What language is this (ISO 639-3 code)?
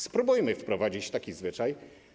pol